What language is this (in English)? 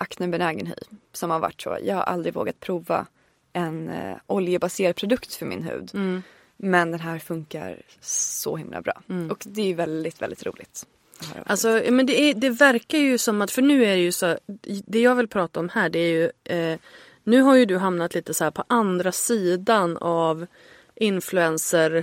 Swedish